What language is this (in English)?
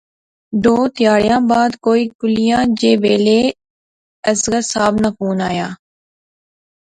Pahari-Potwari